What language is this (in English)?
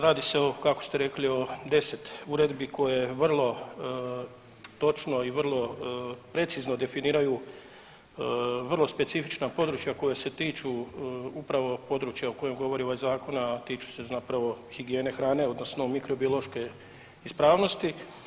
Croatian